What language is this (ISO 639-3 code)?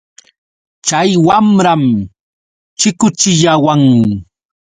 qux